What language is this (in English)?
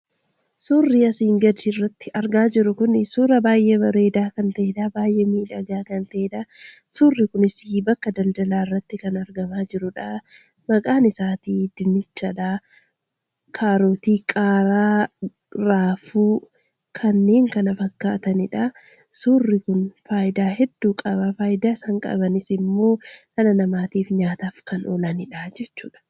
Oromo